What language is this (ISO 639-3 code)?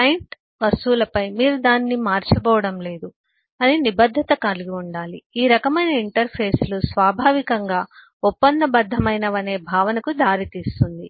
tel